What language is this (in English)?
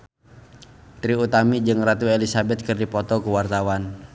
Sundanese